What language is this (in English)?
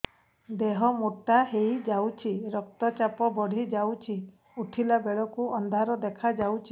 Odia